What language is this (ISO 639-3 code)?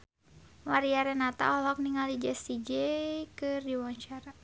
sun